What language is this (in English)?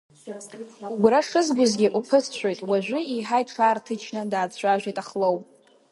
Abkhazian